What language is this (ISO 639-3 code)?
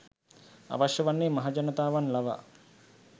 sin